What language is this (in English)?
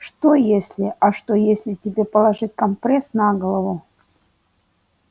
Russian